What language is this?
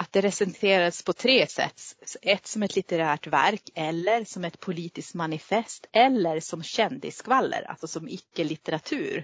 Swedish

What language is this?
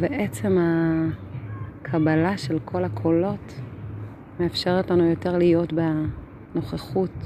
Hebrew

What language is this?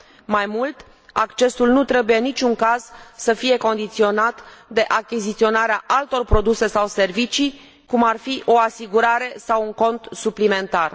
Romanian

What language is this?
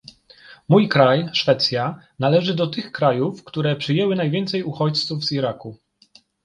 Polish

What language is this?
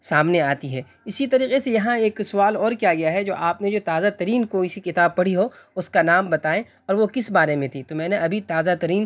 Urdu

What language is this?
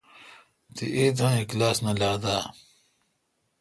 Kalkoti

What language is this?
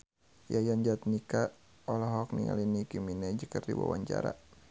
Sundanese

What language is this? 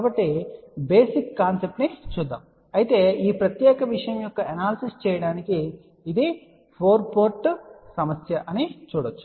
Telugu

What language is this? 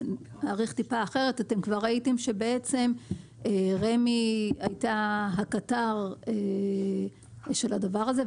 Hebrew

